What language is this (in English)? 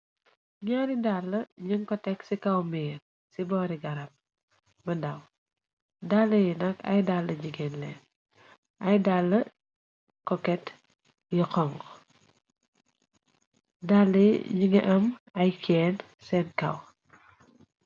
Wolof